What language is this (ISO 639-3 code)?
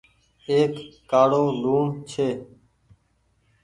gig